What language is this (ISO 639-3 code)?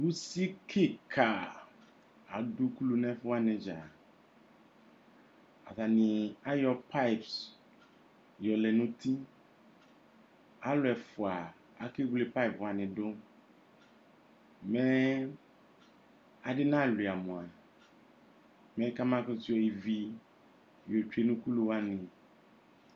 kpo